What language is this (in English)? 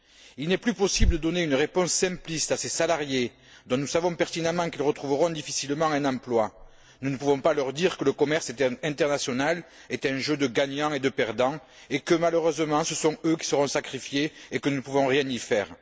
French